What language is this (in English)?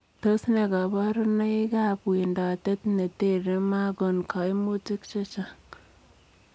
Kalenjin